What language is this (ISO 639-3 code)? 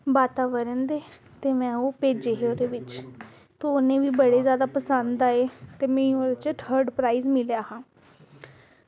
doi